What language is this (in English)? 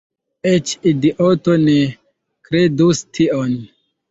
Esperanto